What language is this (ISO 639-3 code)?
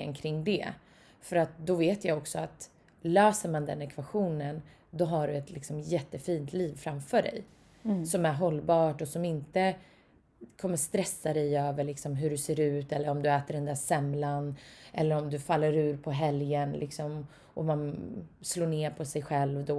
swe